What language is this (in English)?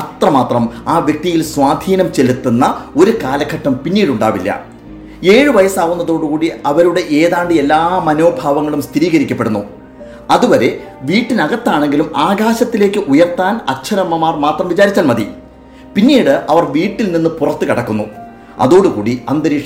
Malayalam